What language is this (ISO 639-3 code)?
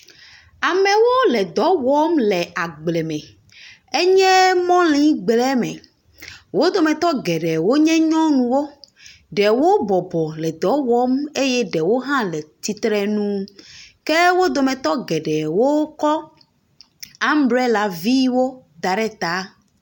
ewe